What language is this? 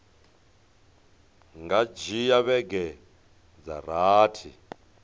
Venda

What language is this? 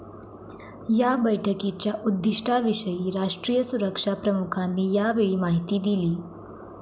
Marathi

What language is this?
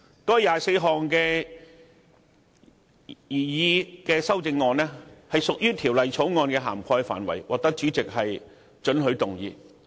Cantonese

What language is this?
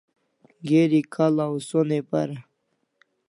Kalasha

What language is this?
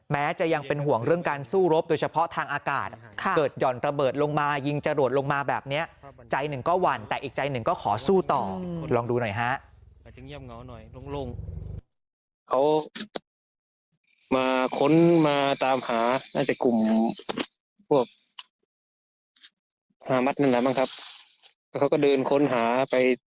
Thai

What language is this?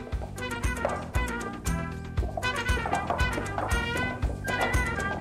Arabic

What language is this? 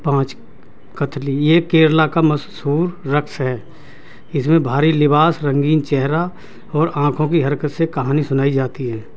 Urdu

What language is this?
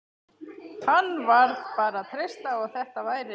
Icelandic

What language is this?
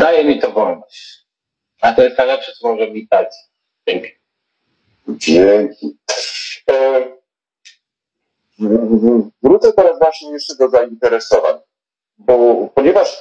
Polish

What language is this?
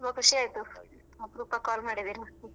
Kannada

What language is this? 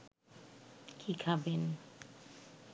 Bangla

